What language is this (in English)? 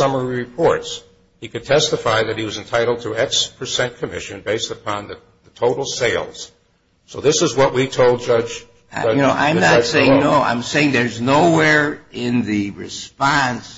English